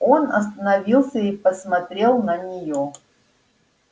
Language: Russian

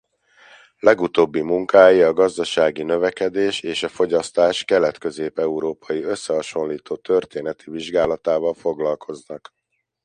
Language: Hungarian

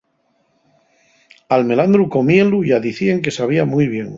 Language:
Asturian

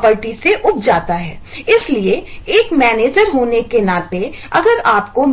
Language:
Hindi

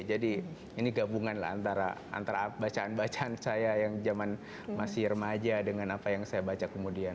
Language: Indonesian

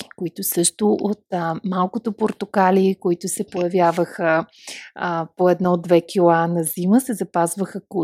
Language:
Bulgarian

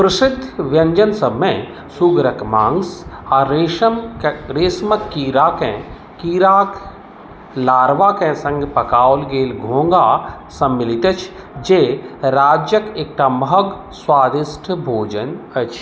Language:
Maithili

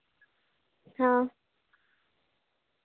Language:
Santali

